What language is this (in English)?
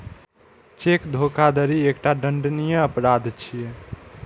Maithili